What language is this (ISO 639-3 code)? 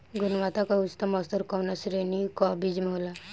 bho